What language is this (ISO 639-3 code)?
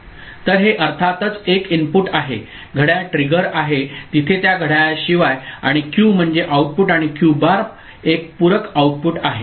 mar